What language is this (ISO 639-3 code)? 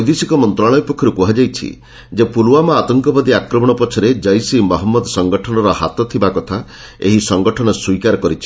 ori